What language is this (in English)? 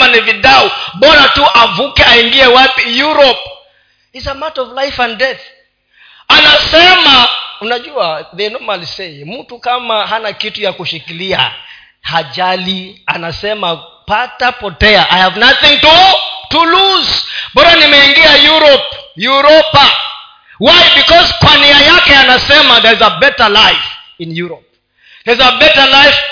Swahili